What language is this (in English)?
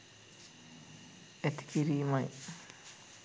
Sinhala